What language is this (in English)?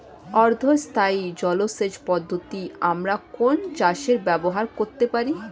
Bangla